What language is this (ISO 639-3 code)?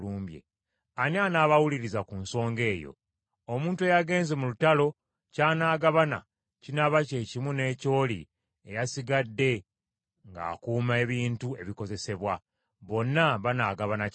lug